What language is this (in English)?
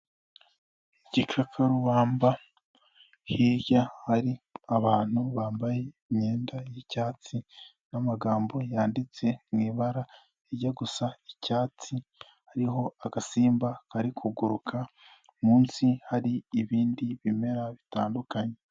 Kinyarwanda